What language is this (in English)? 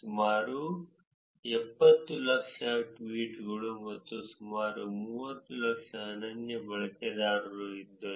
Kannada